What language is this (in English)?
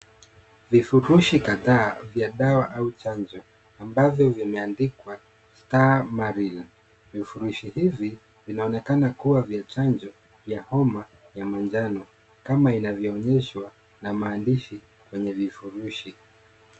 Swahili